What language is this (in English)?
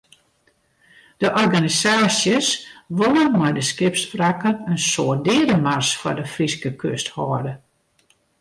Western Frisian